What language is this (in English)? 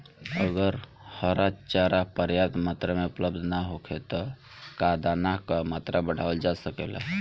Bhojpuri